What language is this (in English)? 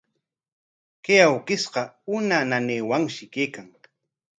Corongo Ancash Quechua